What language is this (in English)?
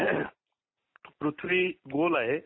Marathi